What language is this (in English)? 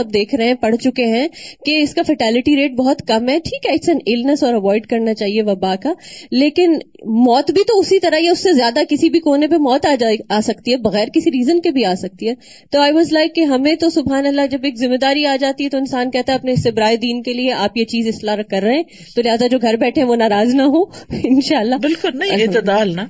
Urdu